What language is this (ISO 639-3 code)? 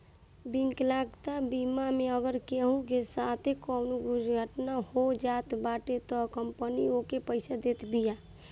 bho